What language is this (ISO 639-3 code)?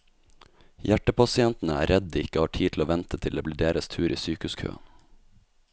nor